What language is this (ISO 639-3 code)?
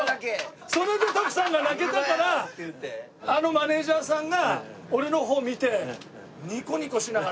jpn